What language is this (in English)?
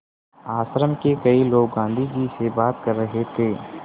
Hindi